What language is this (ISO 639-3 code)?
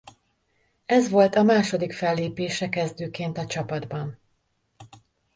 hun